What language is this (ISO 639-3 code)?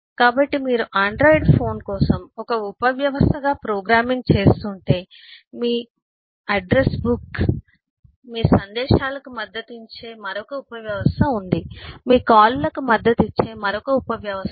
tel